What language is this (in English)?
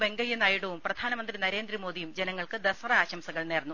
Malayalam